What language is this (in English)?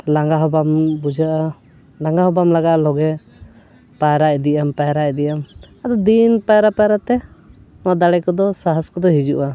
Santali